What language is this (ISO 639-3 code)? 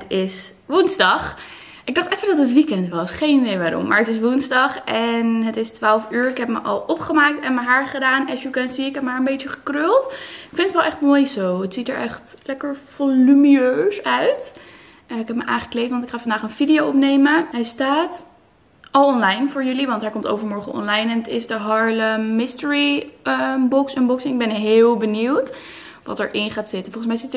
nld